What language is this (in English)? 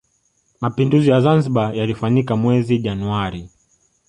Swahili